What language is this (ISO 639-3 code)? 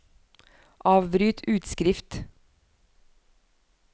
nor